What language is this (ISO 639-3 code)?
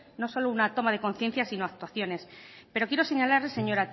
spa